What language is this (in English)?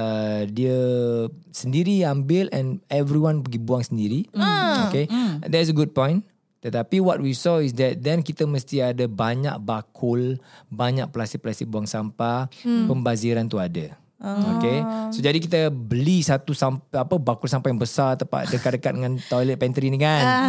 Malay